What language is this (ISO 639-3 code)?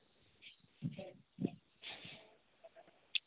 mai